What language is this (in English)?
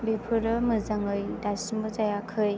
Bodo